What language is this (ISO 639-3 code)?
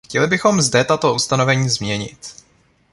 ces